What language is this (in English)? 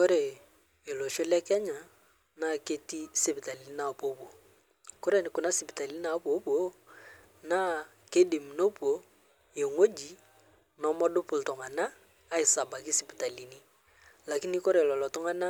Masai